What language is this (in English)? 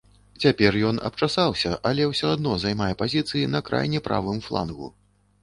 Belarusian